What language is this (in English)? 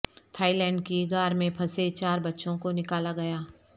Urdu